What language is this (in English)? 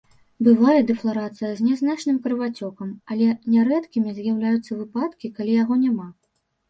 Belarusian